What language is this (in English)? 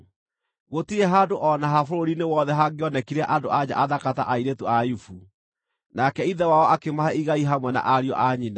Kikuyu